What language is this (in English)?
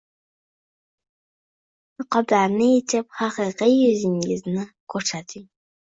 Uzbek